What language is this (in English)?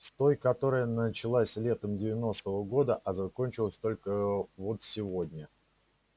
Russian